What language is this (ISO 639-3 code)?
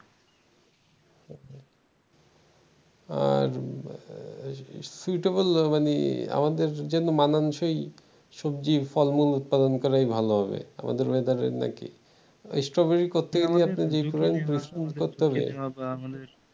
ben